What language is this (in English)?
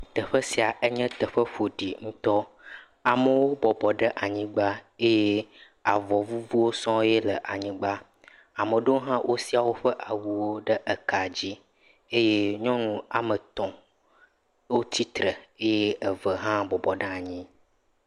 Ewe